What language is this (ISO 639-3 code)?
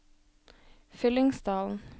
nor